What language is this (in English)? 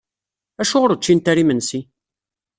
Kabyle